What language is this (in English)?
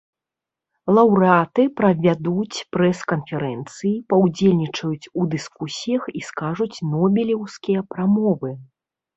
Belarusian